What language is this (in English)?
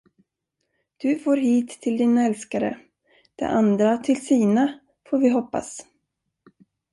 Swedish